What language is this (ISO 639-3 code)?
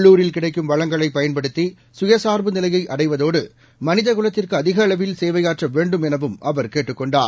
tam